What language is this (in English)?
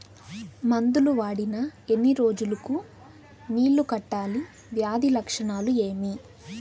Telugu